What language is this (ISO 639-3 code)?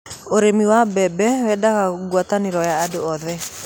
kik